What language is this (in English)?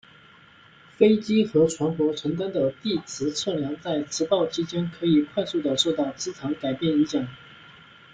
Chinese